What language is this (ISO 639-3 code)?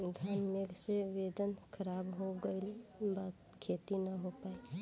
bho